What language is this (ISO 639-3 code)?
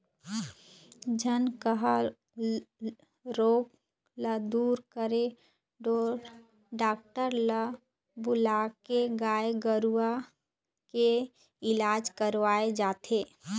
hne